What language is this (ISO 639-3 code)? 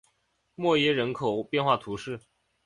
zho